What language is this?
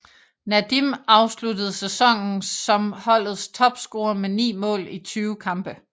Danish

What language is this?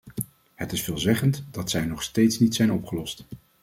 Dutch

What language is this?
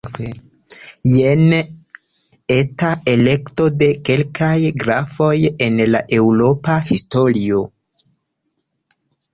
Esperanto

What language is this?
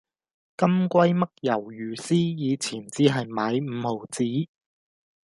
Cantonese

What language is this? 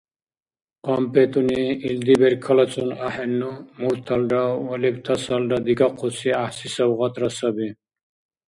Dargwa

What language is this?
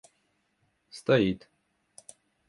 Russian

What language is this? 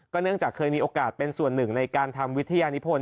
Thai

